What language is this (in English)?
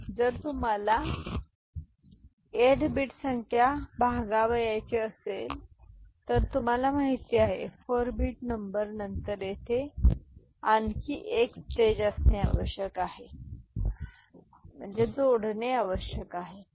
Marathi